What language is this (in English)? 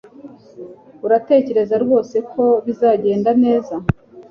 Kinyarwanda